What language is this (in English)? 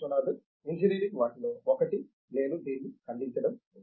Telugu